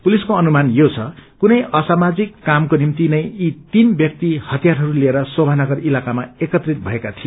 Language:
Nepali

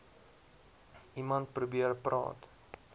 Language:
Afrikaans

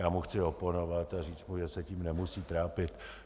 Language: Czech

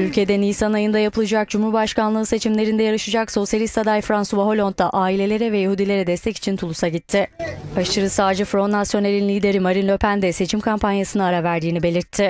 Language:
Turkish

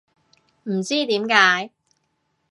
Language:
Cantonese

